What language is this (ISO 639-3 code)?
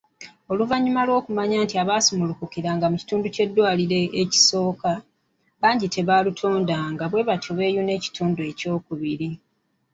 lug